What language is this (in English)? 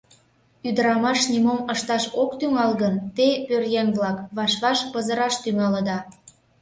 Mari